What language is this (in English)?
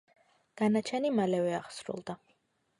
Georgian